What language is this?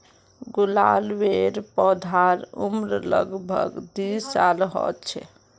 Magahi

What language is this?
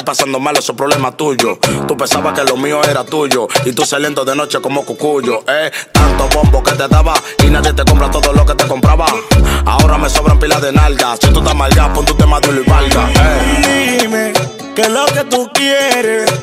Spanish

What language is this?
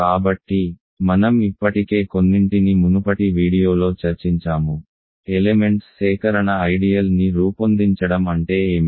Telugu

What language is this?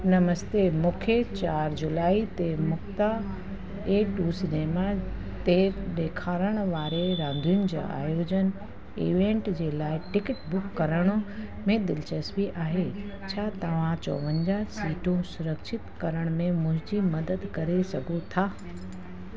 Sindhi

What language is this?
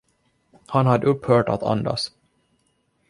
Swedish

